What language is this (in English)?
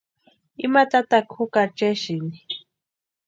Western Highland Purepecha